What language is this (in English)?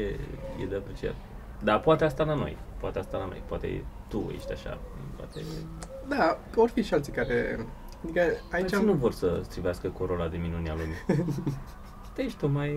Romanian